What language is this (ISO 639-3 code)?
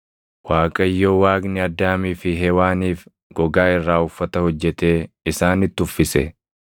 orm